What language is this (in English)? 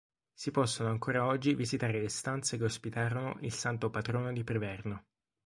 Italian